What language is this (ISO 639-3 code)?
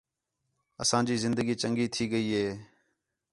xhe